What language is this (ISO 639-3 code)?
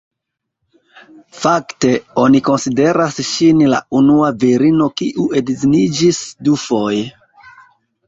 epo